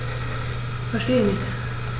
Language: German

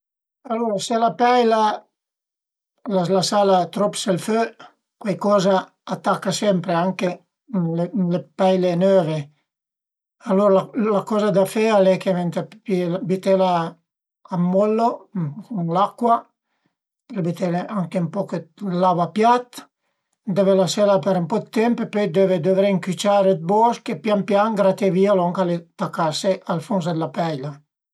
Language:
Piedmontese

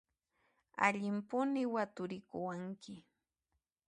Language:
Puno Quechua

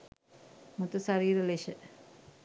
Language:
Sinhala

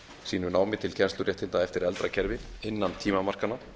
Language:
Icelandic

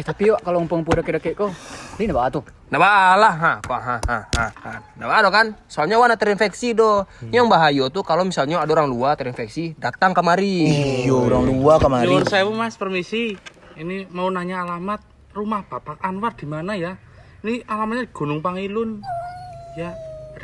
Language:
Indonesian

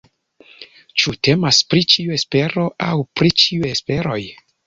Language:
Esperanto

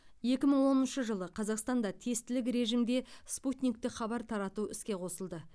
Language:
Kazakh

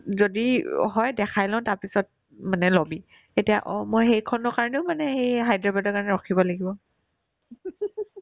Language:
Assamese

